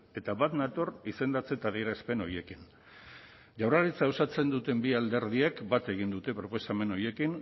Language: Basque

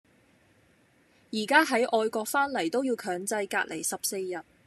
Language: Cantonese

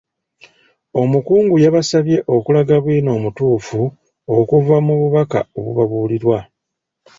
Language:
Ganda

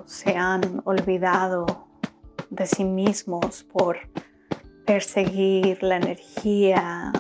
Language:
Spanish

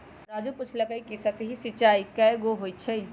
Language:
Magahi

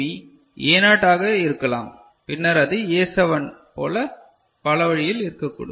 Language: Tamil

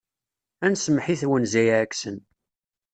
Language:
Kabyle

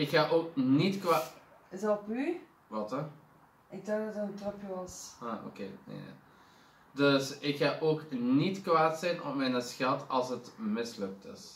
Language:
Dutch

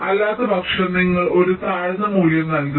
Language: Malayalam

